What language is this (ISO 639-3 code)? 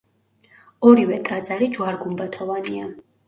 kat